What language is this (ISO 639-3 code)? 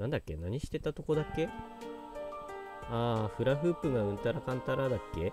jpn